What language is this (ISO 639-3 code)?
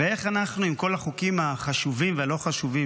heb